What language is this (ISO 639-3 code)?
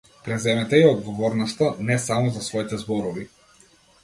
mkd